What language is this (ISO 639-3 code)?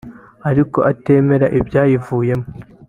kin